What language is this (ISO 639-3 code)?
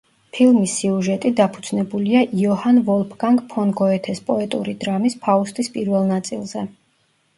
kat